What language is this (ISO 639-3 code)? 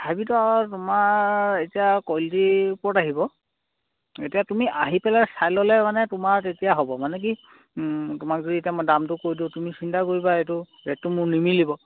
asm